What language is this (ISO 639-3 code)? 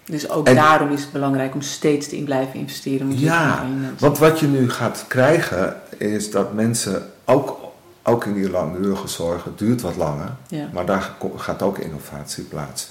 nld